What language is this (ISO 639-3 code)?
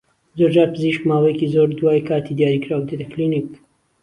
ckb